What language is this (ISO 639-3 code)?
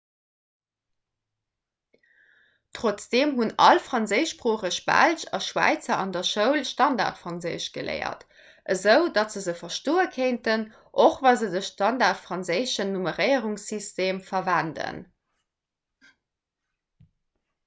ltz